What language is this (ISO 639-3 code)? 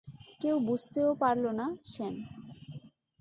ben